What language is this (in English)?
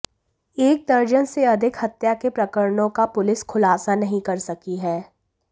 Hindi